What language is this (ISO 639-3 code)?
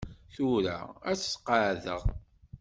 kab